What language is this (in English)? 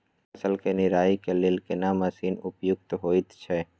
Maithili